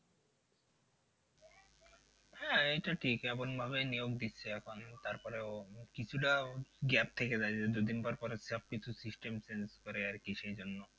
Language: Bangla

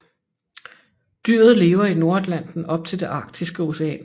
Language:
Danish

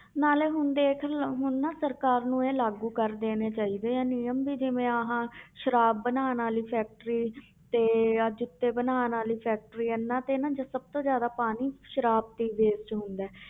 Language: Punjabi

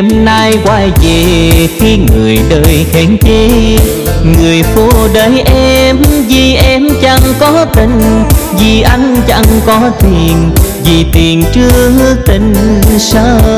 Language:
Vietnamese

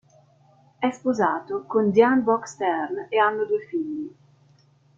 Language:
Italian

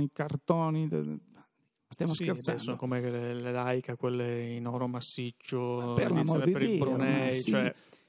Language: Italian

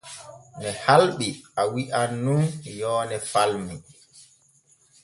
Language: Borgu Fulfulde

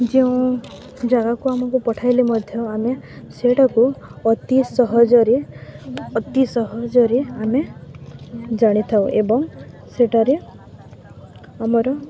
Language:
Odia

